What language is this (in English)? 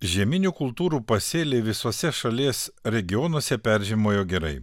Lithuanian